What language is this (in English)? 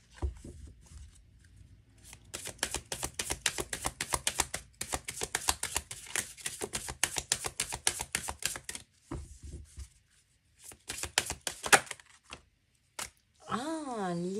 French